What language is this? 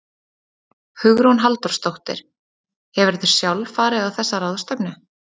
Icelandic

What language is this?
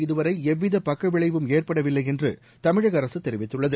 Tamil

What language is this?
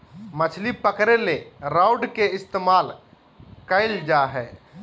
Magahi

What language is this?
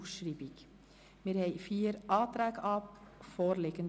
Swiss German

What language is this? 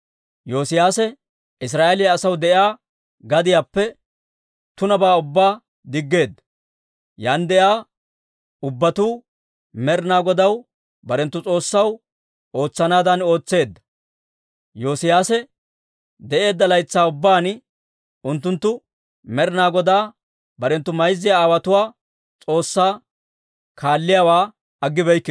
Dawro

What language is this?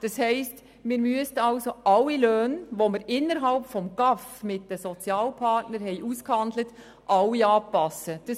Swiss German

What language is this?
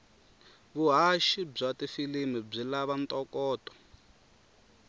Tsonga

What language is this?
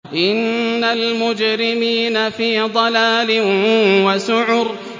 Arabic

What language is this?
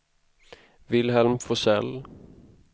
Swedish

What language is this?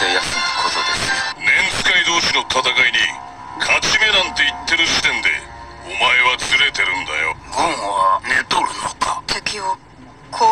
Japanese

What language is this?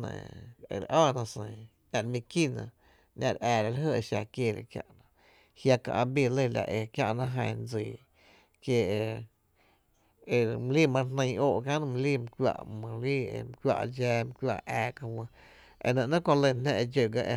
Tepinapa Chinantec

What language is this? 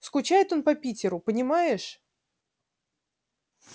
Russian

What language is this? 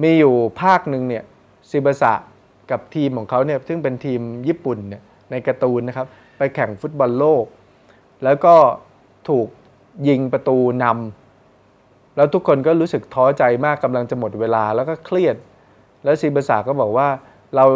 Thai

